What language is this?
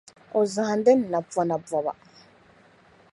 Dagbani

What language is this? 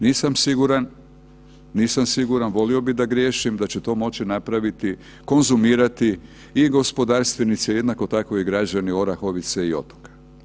Croatian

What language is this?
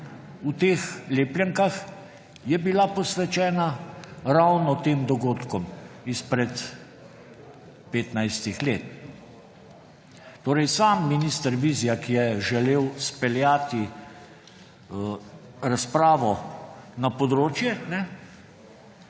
Slovenian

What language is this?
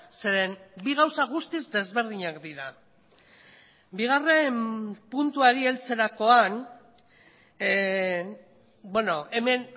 Basque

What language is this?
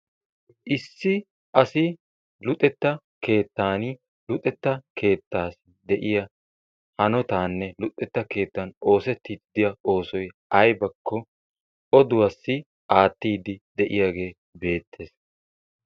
Wolaytta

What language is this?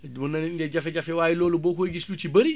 Wolof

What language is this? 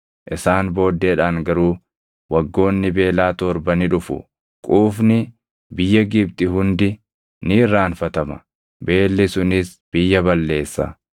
Oromo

